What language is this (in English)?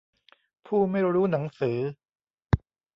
Thai